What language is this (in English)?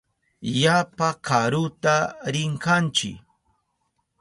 Southern Pastaza Quechua